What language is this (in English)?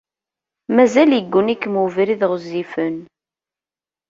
Kabyle